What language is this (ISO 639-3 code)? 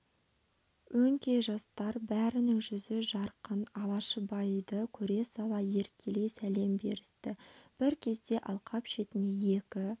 kaz